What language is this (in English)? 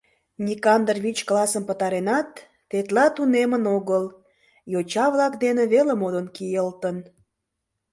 Mari